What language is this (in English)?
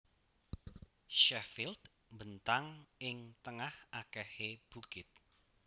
Javanese